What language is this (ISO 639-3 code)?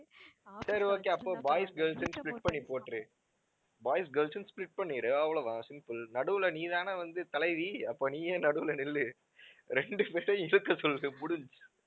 tam